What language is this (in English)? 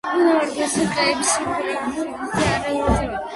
Georgian